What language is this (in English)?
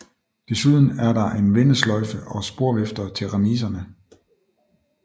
Danish